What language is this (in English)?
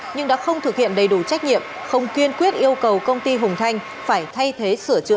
Vietnamese